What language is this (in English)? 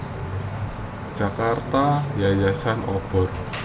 Javanese